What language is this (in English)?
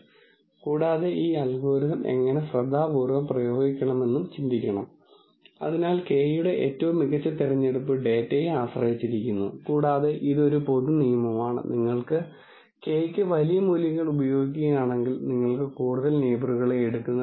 Malayalam